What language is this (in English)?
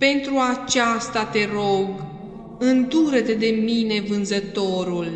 Romanian